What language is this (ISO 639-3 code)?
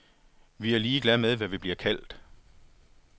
dan